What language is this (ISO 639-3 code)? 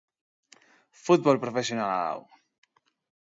eus